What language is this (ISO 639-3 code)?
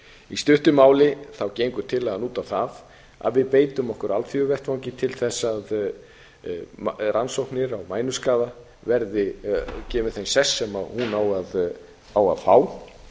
isl